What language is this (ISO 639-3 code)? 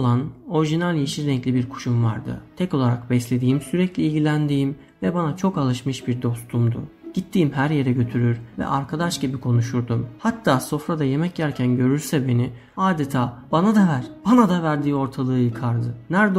tur